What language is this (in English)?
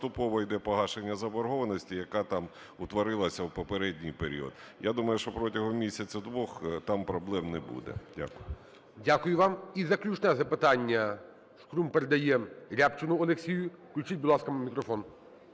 Ukrainian